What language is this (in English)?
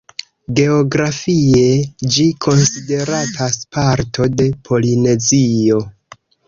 Esperanto